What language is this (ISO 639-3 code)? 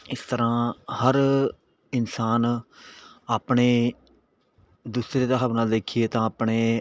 pan